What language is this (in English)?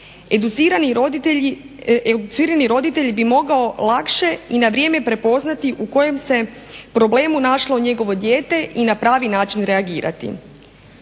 Croatian